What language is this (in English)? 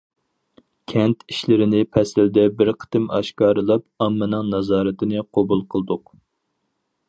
Uyghur